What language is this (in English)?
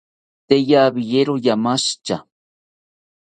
South Ucayali Ashéninka